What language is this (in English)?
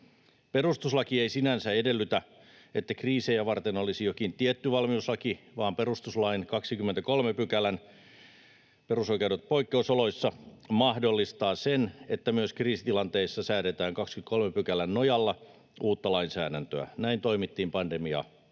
Finnish